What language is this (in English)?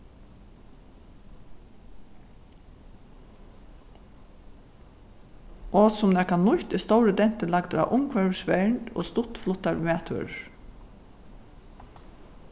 Faroese